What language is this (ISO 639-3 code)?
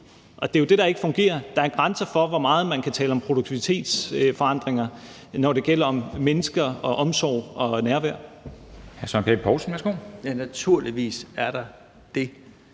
dan